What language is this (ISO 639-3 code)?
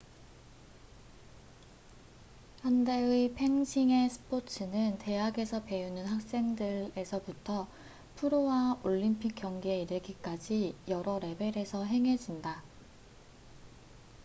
kor